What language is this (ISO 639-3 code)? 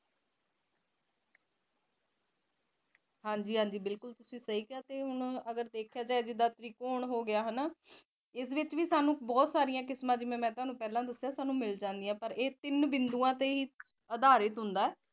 pan